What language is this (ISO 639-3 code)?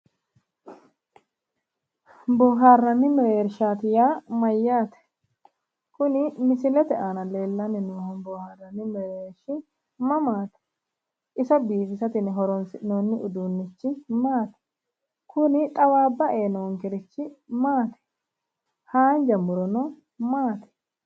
sid